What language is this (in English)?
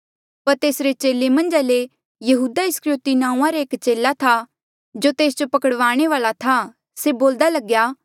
Mandeali